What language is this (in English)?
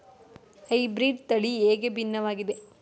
Kannada